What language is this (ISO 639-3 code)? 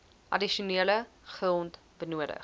afr